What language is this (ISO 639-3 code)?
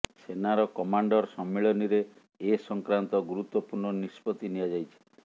ori